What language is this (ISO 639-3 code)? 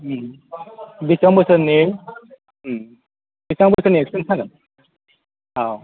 brx